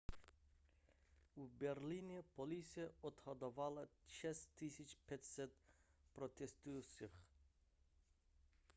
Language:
Czech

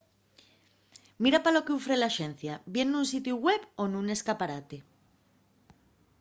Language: Asturian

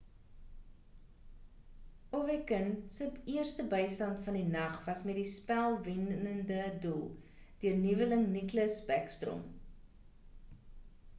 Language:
Afrikaans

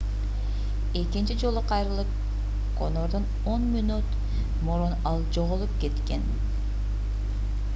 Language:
Kyrgyz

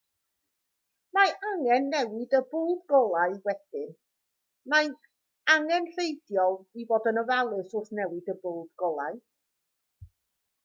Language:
Welsh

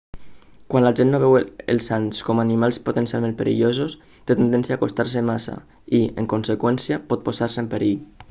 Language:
Catalan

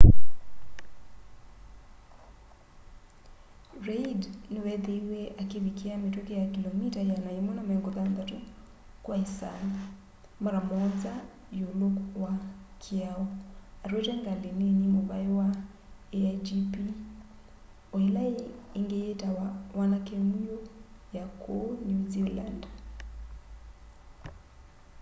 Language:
Kamba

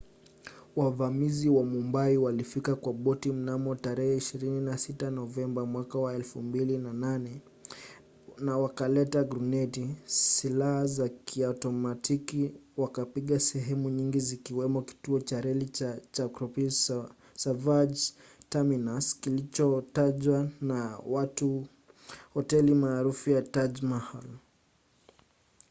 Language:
Swahili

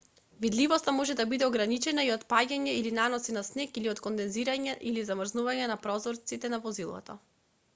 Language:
Macedonian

